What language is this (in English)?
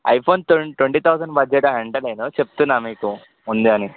Telugu